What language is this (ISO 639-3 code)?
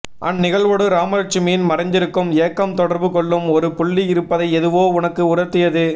tam